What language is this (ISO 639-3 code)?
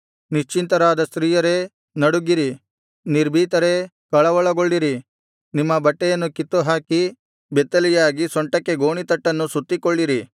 kan